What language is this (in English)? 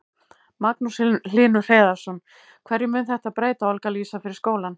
Icelandic